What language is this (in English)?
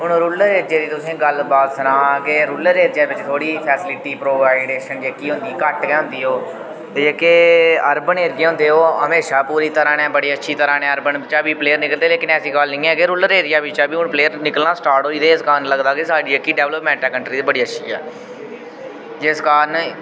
Dogri